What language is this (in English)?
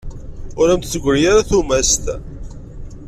Kabyle